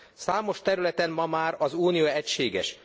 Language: Hungarian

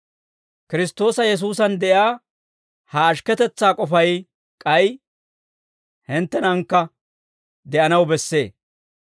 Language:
Dawro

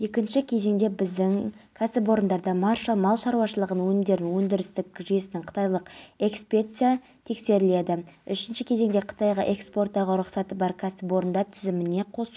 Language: Kazakh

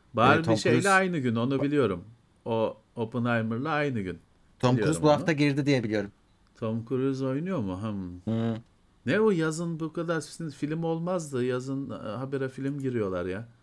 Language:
Turkish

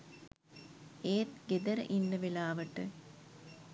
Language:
Sinhala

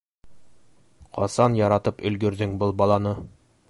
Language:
Bashkir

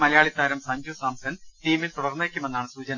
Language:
Malayalam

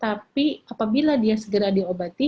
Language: Indonesian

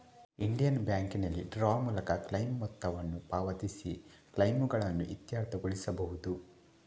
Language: Kannada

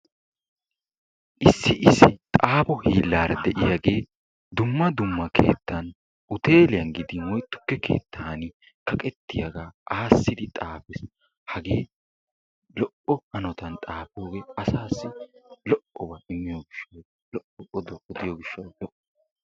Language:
Wolaytta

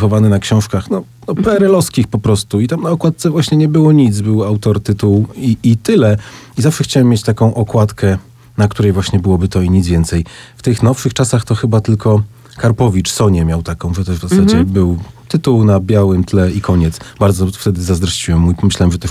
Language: Polish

